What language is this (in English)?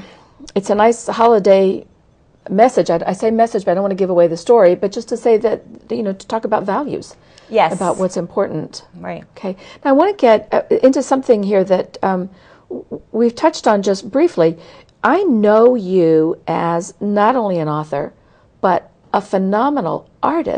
English